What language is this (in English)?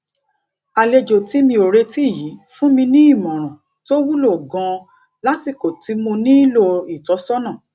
Yoruba